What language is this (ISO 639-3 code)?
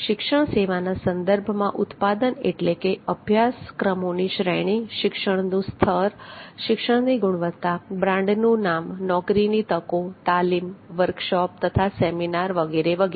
guj